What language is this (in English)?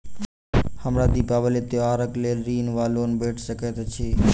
Maithili